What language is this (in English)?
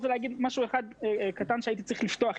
Hebrew